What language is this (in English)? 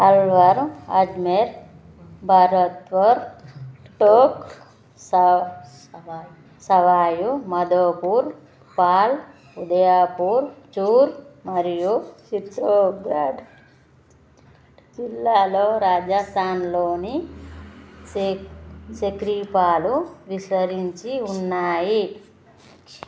Telugu